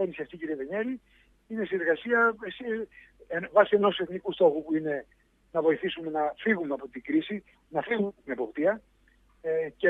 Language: Greek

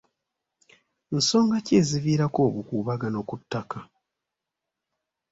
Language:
Ganda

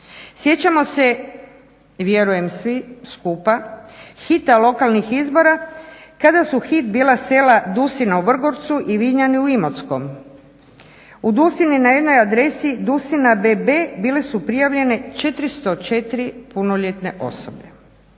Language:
Croatian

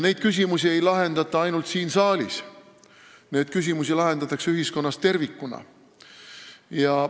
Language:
Estonian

